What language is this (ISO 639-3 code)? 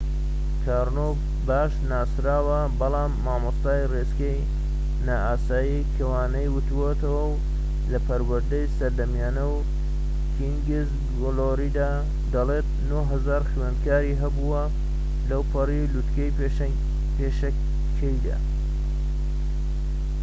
ckb